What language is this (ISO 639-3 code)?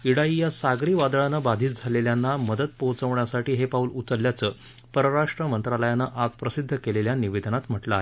mar